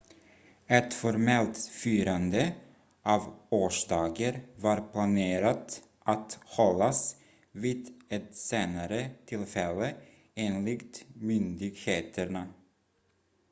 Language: Swedish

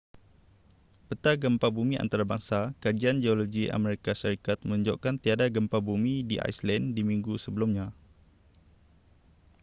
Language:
Malay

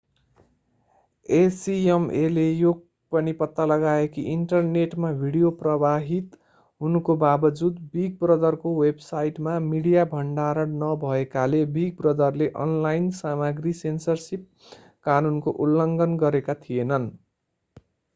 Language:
Nepali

